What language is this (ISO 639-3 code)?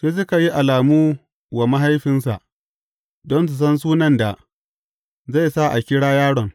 hau